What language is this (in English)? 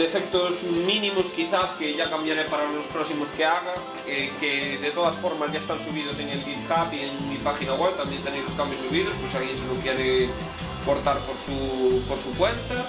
Spanish